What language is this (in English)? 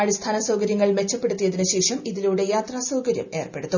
Malayalam